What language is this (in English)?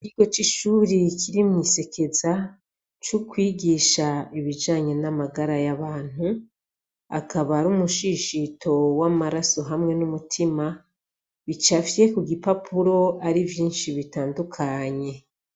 Rundi